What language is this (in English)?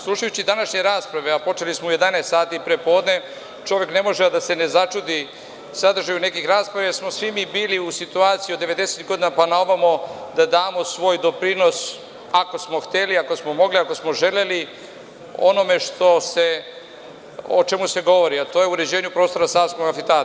Serbian